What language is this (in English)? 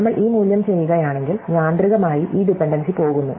Malayalam